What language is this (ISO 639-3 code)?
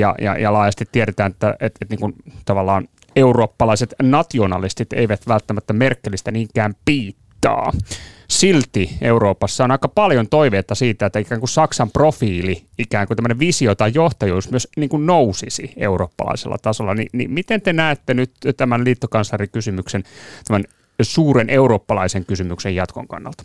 fin